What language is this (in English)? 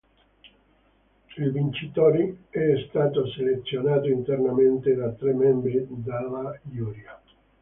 Italian